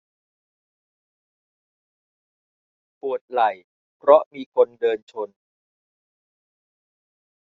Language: Thai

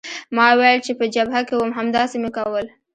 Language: Pashto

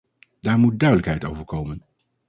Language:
Dutch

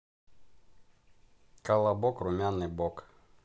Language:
Russian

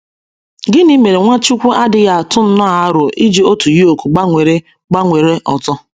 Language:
Igbo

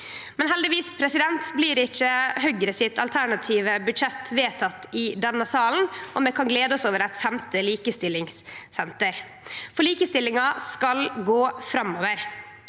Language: Norwegian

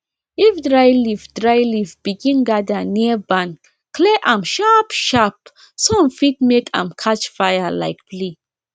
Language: Nigerian Pidgin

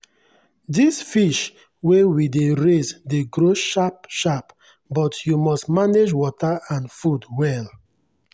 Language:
Nigerian Pidgin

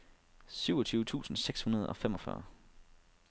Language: Danish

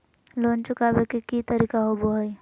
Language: Magahi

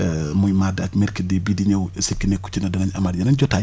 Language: Wolof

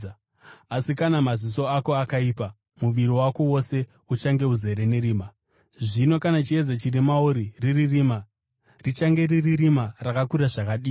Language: Shona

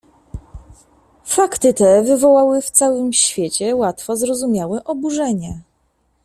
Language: Polish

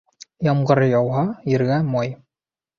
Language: Bashkir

